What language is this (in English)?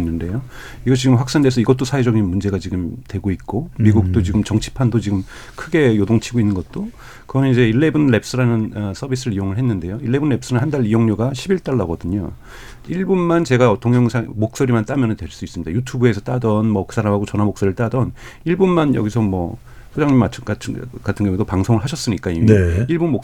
Korean